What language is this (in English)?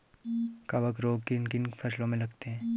Hindi